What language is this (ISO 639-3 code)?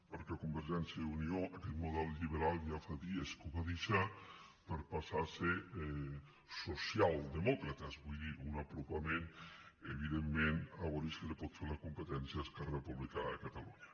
cat